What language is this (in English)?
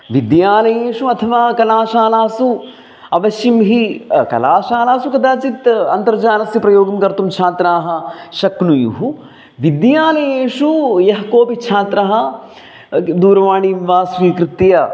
Sanskrit